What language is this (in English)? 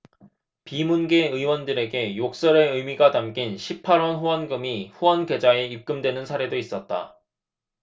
Korean